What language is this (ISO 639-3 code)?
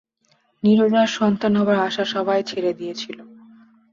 ben